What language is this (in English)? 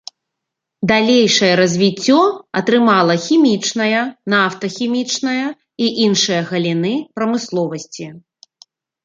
Belarusian